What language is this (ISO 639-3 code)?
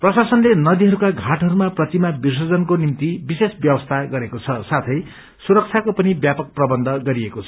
nep